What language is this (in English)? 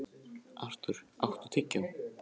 Icelandic